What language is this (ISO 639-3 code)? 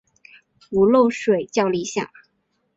zho